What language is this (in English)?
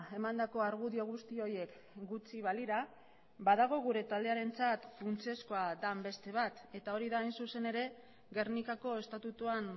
Basque